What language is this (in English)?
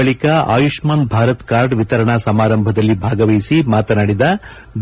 Kannada